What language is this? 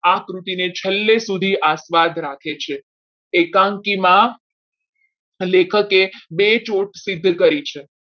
Gujarati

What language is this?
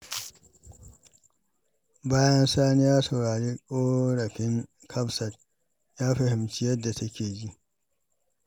Hausa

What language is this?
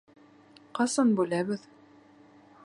Bashkir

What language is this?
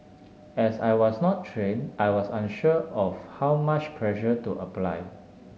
English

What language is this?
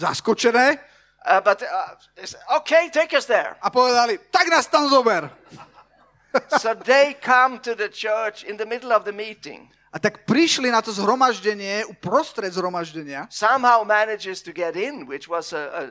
Slovak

